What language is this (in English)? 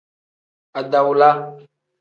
Tem